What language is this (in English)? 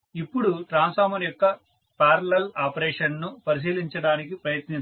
Telugu